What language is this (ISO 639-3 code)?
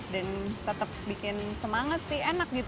ind